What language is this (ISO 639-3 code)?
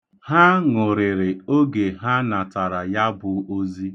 ibo